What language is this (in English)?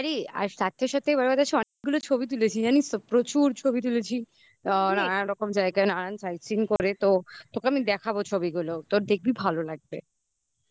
Bangla